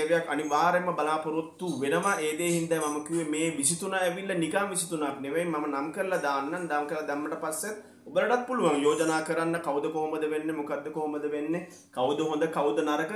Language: Hindi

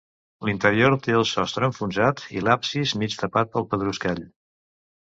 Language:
Catalan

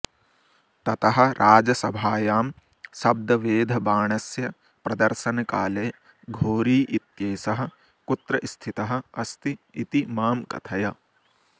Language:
Sanskrit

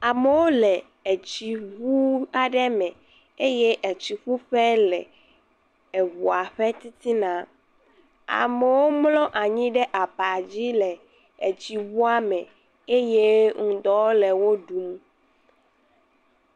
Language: Ewe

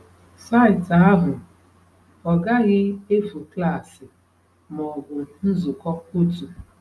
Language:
Igbo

